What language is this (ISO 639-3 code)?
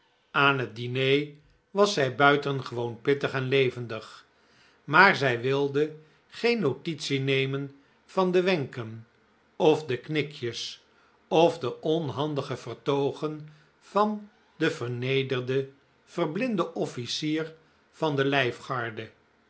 nld